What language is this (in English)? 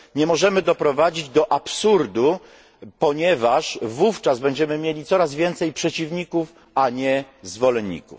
Polish